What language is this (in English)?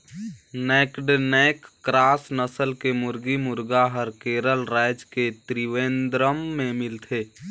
Chhattisgarhi